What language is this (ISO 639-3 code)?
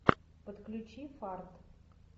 rus